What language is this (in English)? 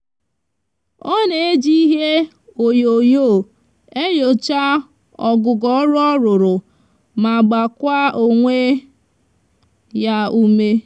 Igbo